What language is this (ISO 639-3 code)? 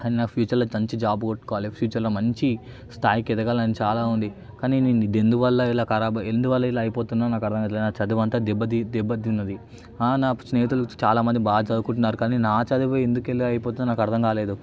tel